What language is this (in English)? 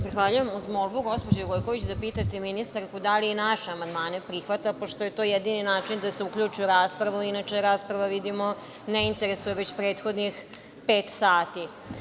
Serbian